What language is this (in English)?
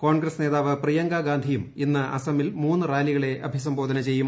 Malayalam